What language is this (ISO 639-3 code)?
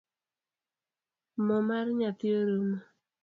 luo